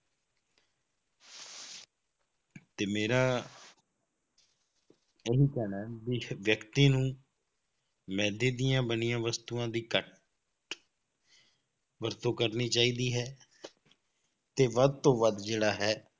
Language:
Punjabi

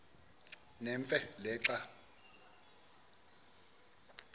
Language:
Xhosa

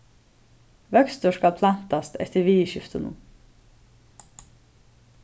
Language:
Faroese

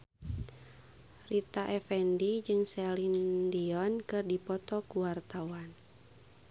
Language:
Sundanese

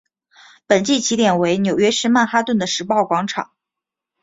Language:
Chinese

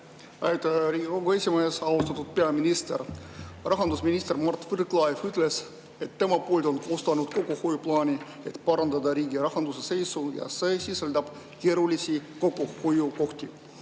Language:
Estonian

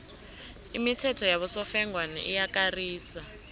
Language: South Ndebele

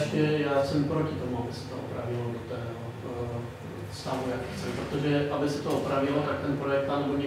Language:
Czech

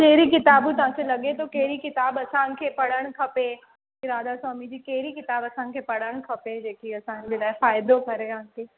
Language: Sindhi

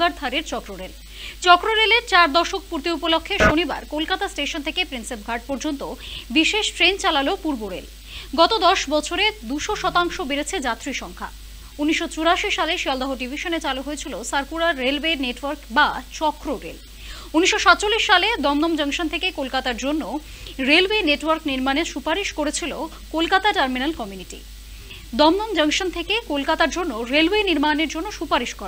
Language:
Bangla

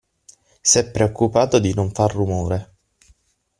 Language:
Italian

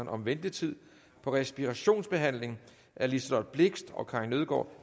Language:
Danish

